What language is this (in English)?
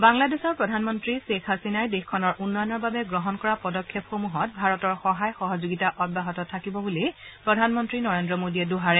Assamese